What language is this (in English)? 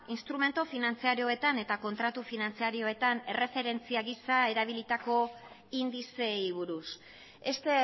Basque